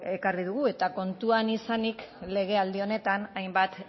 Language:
Basque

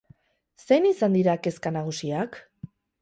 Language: Basque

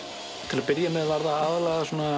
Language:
Icelandic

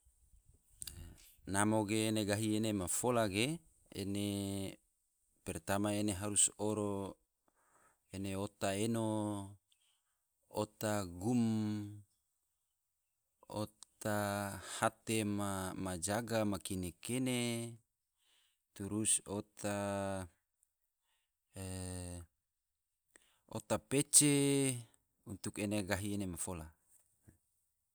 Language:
Tidore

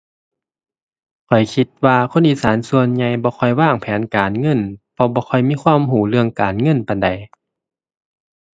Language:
Thai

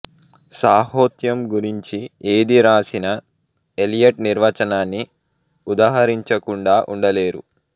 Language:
Telugu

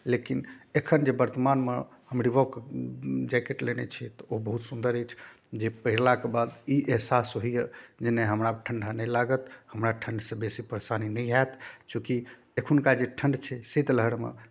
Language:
Maithili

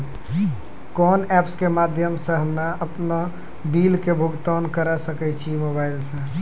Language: Maithili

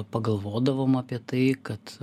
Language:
Lithuanian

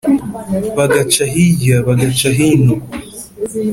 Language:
Kinyarwanda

